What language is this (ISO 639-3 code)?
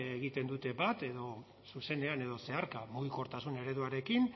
eus